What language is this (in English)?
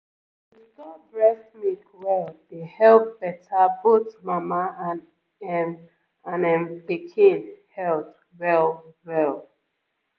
Nigerian Pidgin